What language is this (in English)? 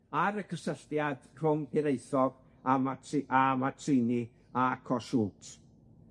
Welsh